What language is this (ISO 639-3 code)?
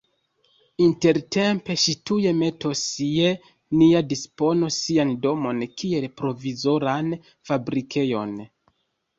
epo